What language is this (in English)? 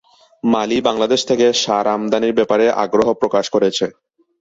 Bangla